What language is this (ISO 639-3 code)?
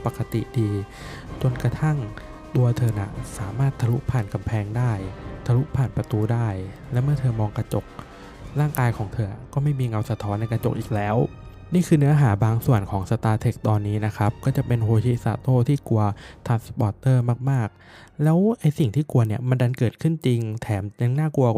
tha